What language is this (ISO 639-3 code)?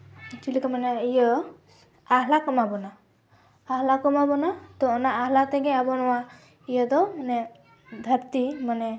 sat